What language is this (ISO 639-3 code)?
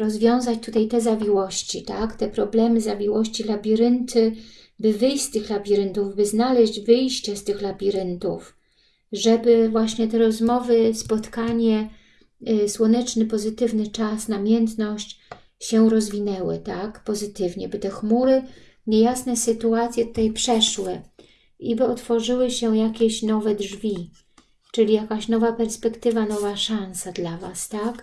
pol